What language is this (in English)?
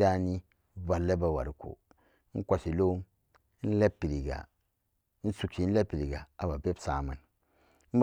Samba Daka